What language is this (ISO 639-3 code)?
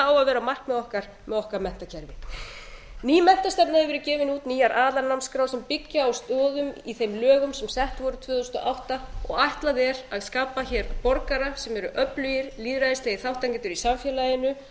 isl